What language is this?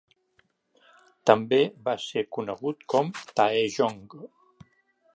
Catalan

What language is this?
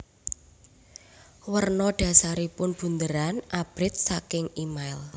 Javanese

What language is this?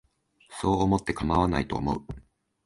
Japanese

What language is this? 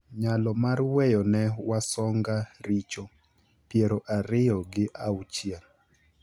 Luo (Kenya and Tanzania)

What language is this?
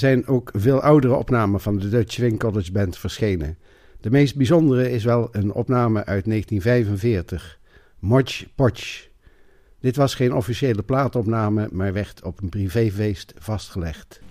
Dutch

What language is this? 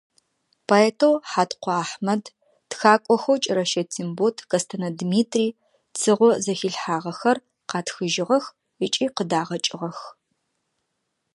Adyghe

